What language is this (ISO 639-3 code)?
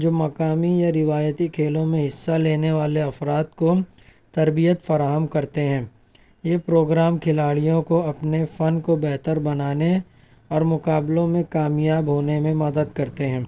urd